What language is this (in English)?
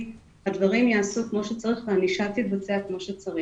Hebrew